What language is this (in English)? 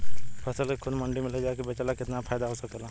Bhojpuri